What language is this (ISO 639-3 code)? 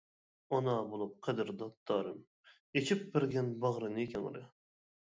uig